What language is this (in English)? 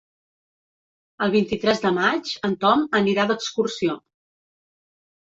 Catalan